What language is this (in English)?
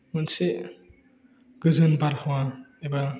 Bodo